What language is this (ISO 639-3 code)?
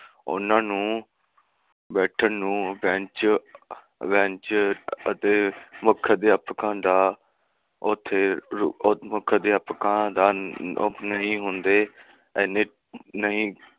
pan